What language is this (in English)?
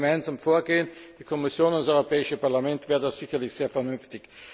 German